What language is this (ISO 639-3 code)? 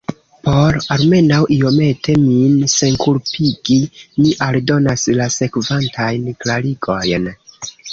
epo